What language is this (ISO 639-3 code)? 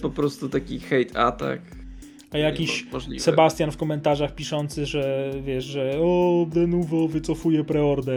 pol